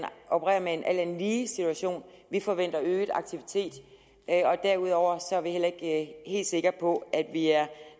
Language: Danish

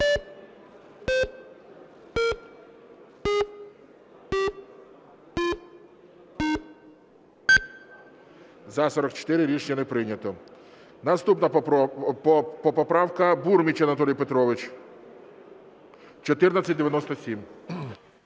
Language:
Ukrainian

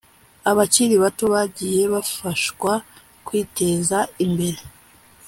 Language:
Kinyarwanda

